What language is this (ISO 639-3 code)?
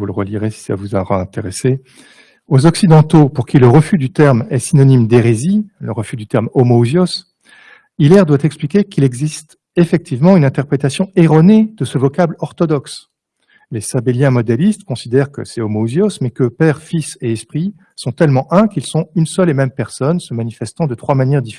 fra